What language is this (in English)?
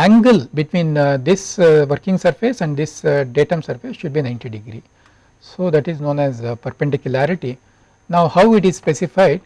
English